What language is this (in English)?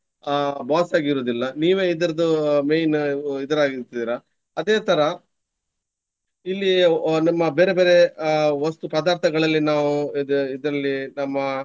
Kannada